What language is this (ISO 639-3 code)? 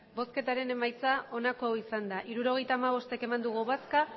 eus